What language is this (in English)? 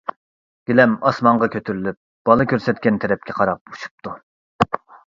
Uyghur